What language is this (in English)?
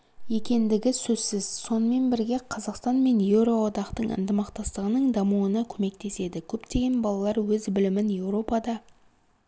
Kazakh